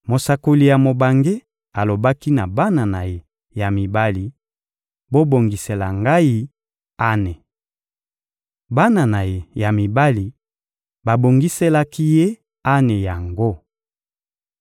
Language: Lingala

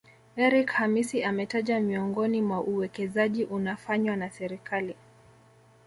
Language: Swahili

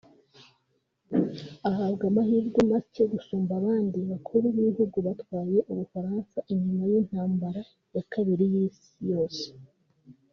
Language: Kinyarwanda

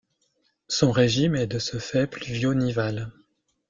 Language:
French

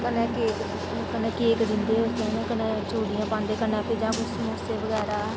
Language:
Dogri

